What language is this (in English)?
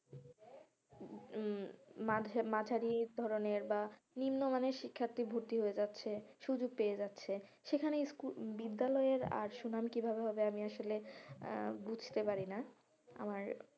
Bangla